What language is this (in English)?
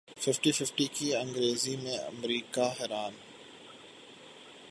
Urdu